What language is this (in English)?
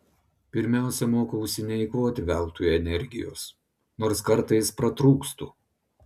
Lithuanian